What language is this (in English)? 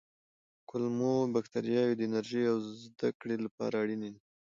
Pashto